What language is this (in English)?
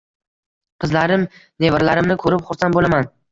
Uzbek